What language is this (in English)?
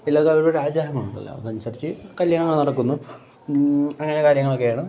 Malayalam